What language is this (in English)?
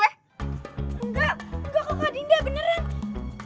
Indonesian